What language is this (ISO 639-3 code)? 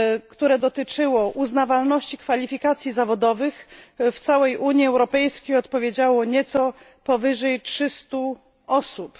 pol